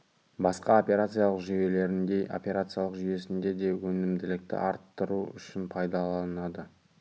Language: Kazakh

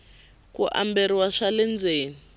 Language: Tsonga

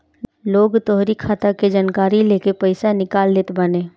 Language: Bhojpuri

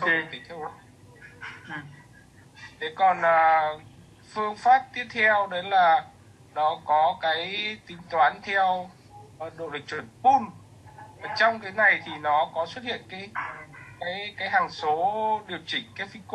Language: Vietnamese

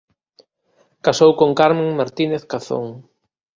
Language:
Galician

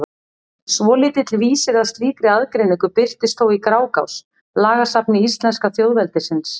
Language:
Icelandic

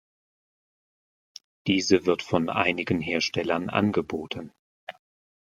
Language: German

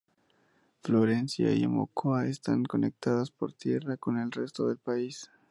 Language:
Spanish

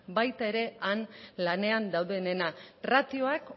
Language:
Basque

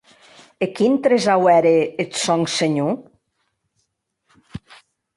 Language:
Occitan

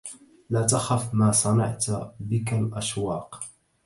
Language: Arabic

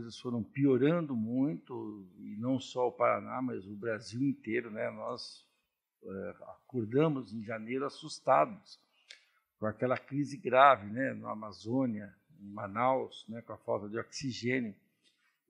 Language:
Portuguese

